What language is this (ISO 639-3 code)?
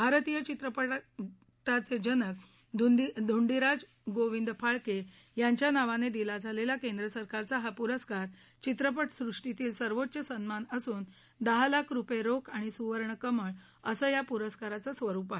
mar